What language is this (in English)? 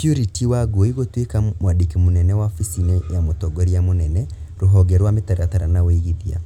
Kikuyu